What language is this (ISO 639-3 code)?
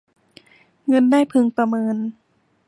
tha